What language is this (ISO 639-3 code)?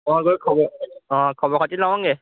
asm